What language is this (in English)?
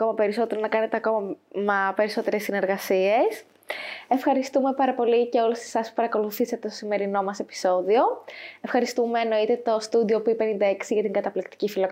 Greek